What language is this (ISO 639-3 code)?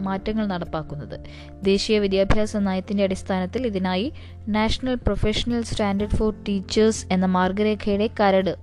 mal